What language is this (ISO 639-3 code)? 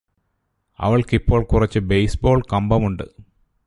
mal